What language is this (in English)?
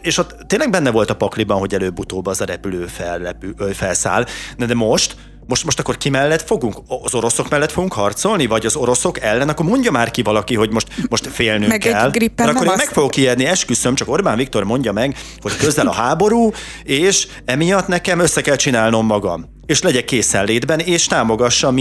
Hungarian